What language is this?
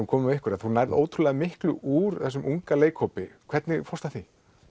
Icelandic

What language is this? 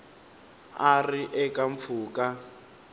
Tsonga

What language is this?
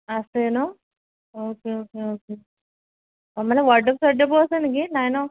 Assamese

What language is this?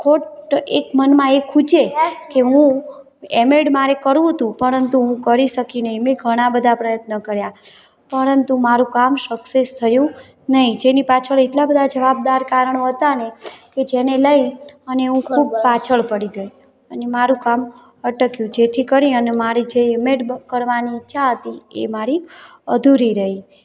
Gujarati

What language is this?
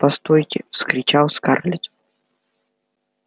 Russian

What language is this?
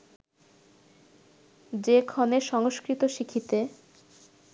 Bangla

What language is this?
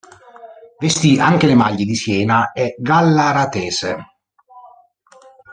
Italian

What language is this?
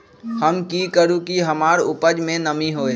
Magahi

